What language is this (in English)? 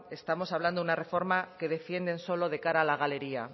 Spanish